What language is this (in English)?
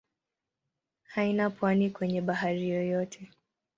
Swahili